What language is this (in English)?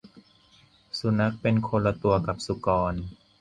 Thai